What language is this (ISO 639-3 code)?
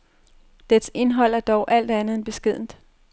dan